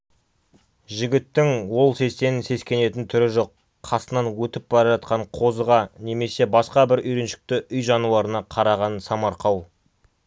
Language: Kazakh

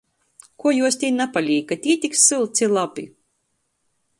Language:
Latgalian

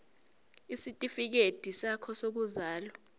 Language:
Zulu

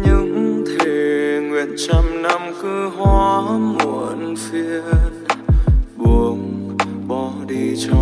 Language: Vietnamese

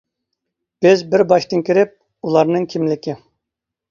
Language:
Uyghur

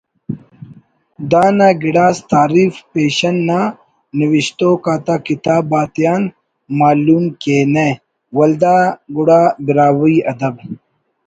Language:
Brahui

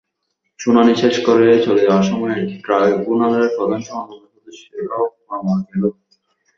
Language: Bangla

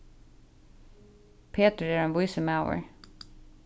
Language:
Faroese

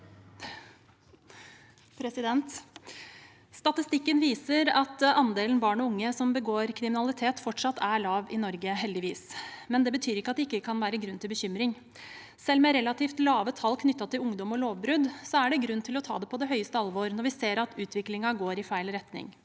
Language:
Norwegian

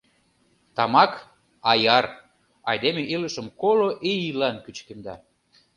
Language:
Mari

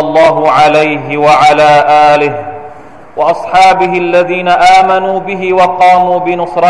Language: Thai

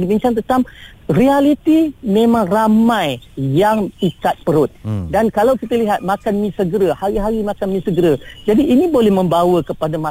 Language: Malay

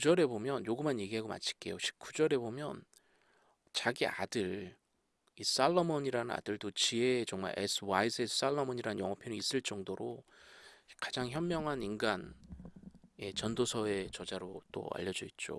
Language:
Korean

